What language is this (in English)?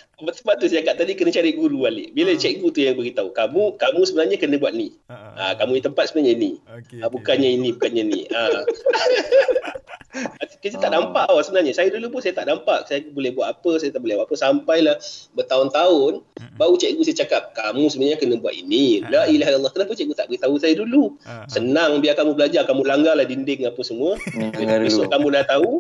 Malay